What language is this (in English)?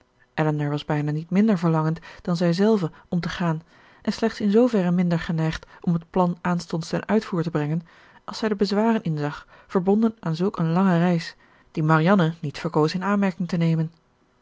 Dutch